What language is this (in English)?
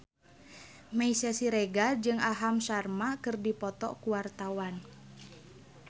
Sundanese